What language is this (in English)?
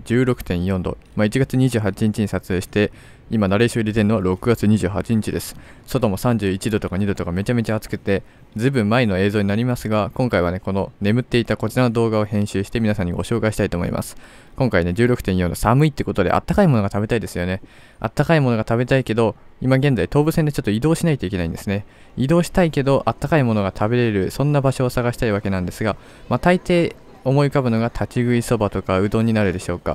Japanese